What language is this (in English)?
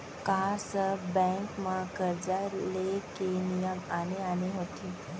Chhattisgarhi